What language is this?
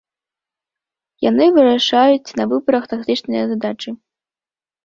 Belarusian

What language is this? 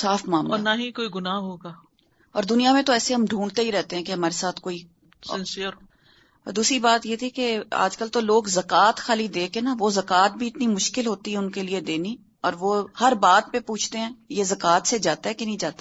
Urdu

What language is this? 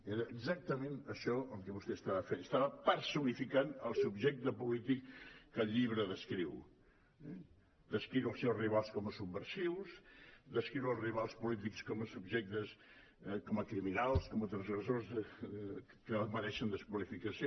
Catalan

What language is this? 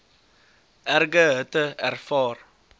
Afrikaans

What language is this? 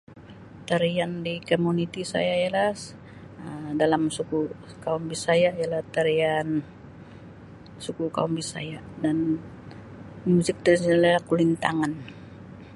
Sabah Malay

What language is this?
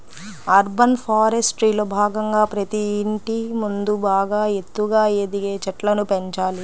Telugu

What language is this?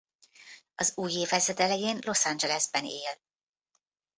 Hungarian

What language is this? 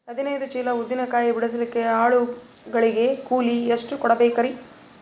Kannada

